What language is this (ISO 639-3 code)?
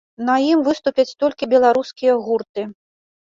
bel